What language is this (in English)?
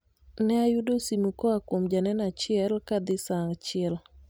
Luo (Kenya and Tanzania)